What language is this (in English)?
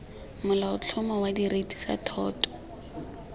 Tswana